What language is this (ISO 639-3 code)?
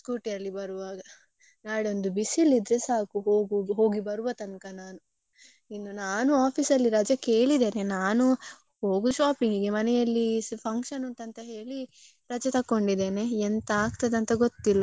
kan